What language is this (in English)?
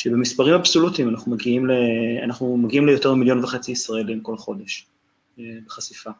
Hebrew